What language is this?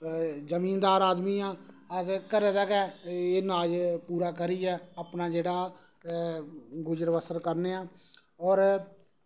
Dogri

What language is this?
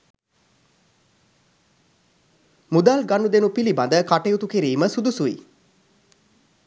Sinhala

